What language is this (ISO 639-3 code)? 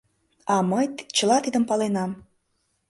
chm